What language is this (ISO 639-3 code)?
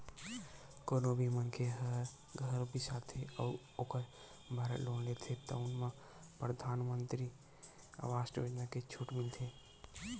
hne